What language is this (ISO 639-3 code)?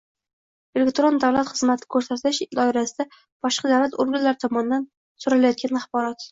uzb